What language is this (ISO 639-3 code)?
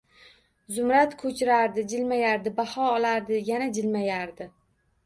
uzb